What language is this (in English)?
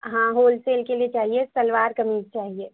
Urdu